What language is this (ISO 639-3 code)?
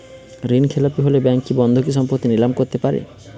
ben